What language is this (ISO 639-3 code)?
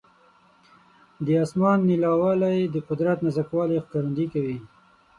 pus